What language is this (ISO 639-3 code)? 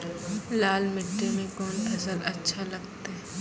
mai